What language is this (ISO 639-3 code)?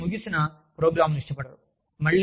tel